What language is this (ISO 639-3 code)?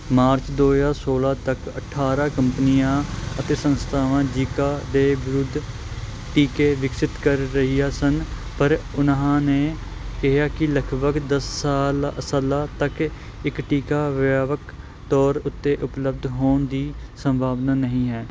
pan